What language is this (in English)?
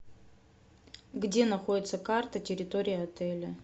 Russian